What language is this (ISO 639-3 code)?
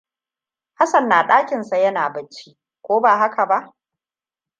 hau